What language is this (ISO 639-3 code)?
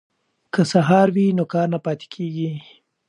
pus